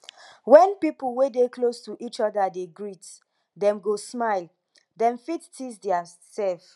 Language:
Nigerian Pidgin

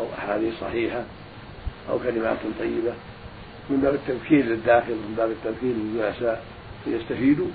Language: Arabic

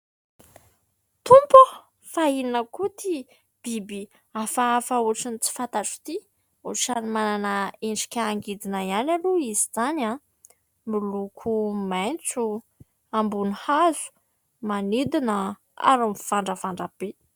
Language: Malagasy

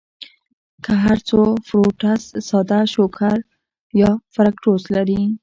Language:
Pashto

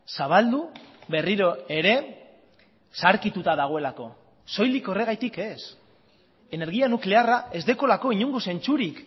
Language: Basque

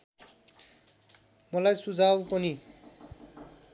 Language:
Nepali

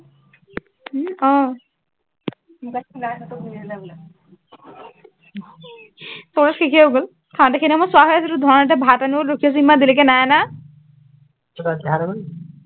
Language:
Assamese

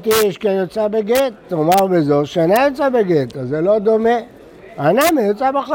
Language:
Hebrew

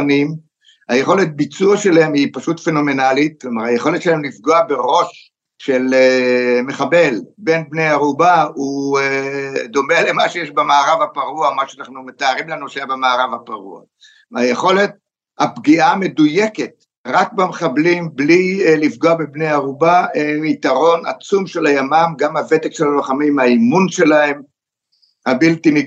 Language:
Hebrew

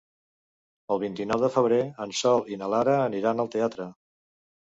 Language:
Catalan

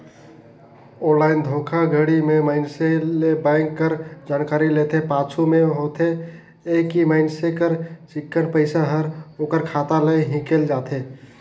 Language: Chhattisgarhi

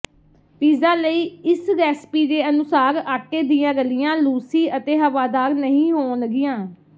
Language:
Punjabi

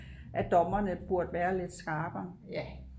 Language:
Danish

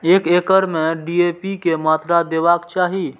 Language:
Maithili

